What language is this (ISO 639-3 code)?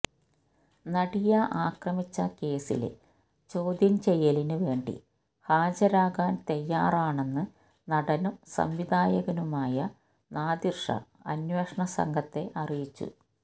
mal